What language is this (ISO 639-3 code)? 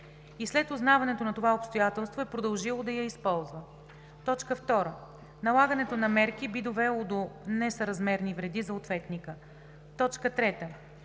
bul